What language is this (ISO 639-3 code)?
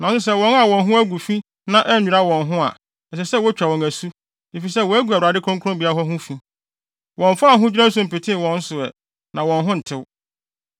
aka